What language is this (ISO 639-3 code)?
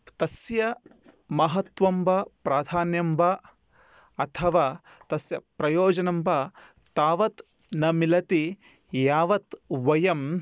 san